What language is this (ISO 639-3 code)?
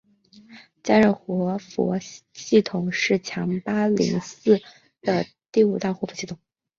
zho